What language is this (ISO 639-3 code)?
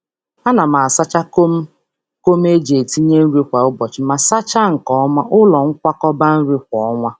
ibo